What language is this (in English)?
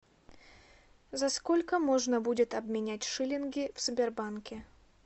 Russian